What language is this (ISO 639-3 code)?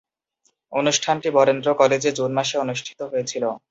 ben